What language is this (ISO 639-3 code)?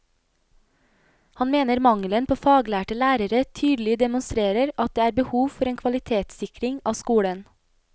nor